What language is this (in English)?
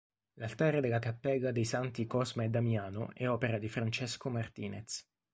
Italian